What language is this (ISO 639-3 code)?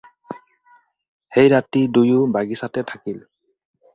asm